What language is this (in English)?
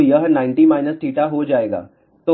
Hindi